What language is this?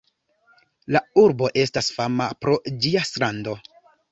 Esperanto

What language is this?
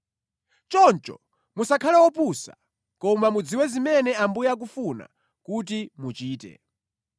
Nyanja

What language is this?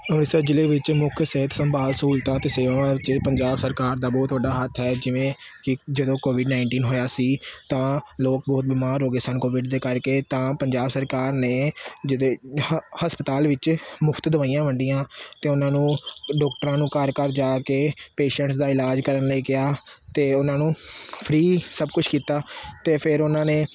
Punjabi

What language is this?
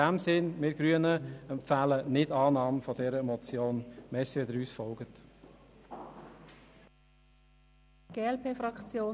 Swiss German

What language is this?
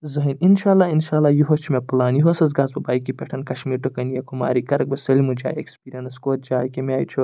Kashmiri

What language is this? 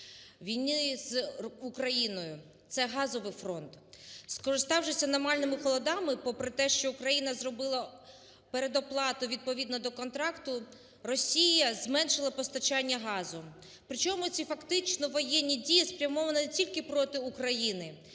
Ukrainian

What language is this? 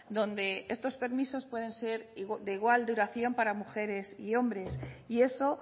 Spanish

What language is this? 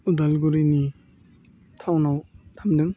Bodo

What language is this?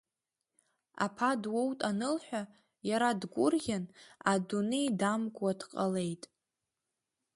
Abkhazian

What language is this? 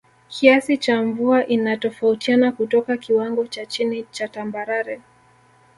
Swahili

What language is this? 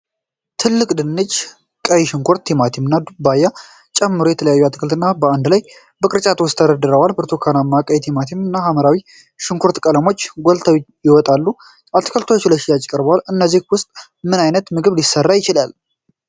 Amharic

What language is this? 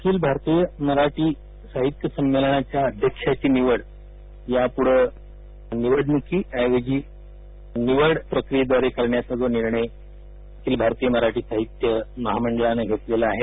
Marathi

